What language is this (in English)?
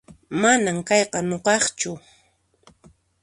Puno Quechua